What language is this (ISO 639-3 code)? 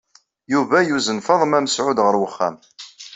kab